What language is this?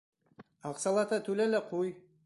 Bashkir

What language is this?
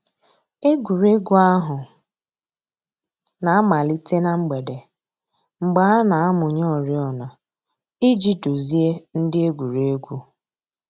Igbo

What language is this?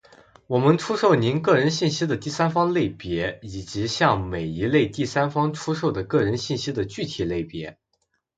Chinese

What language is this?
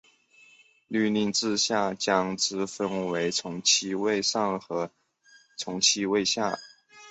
Chinese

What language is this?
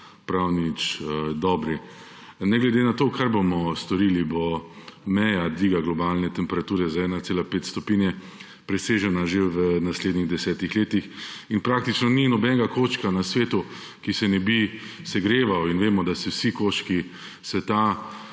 Slovenian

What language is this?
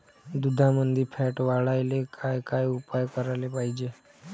Marathi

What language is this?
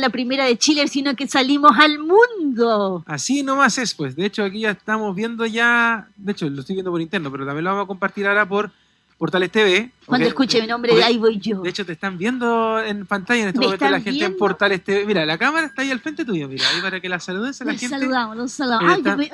Spanish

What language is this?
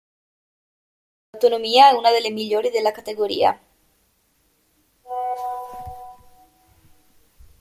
Italian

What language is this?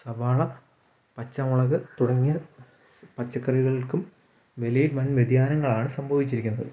Malayalam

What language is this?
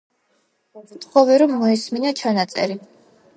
Georgian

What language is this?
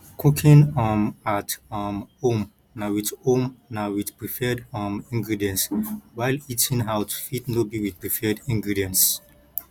Nigerian Pidgin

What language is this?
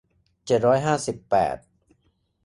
Thai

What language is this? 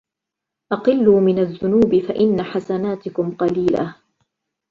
Arabic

